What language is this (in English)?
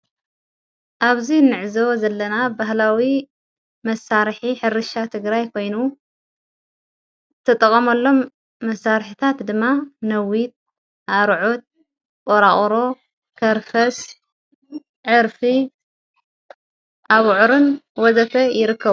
Tigrinya